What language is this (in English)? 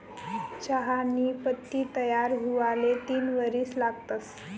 Marathi